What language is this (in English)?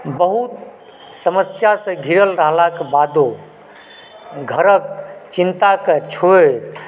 Maithili